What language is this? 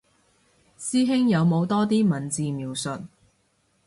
Cantonese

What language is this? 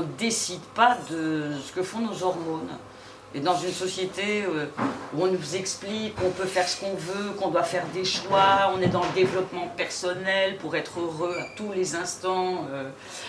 French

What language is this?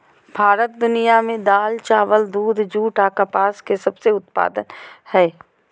Magahi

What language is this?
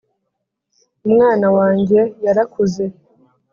Kinyarwanda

